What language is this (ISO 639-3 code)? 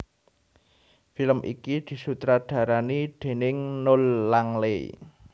jav